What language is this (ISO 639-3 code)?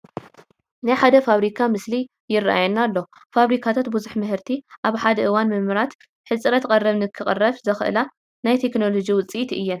tir